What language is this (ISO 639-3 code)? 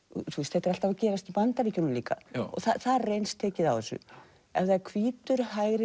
isl